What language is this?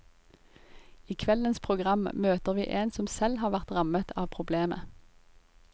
Norwegian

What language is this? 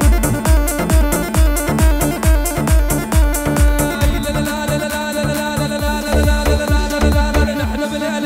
Arabic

